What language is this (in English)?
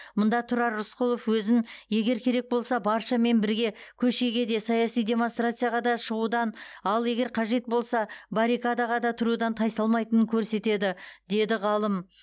Kazakh